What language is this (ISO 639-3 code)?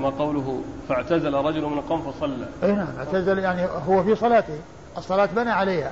ara